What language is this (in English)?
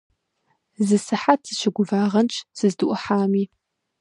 Kabardian